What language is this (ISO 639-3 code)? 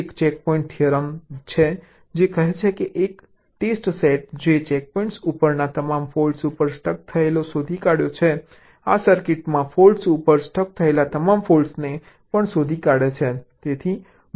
guj